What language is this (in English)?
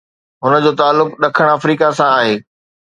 Sindhi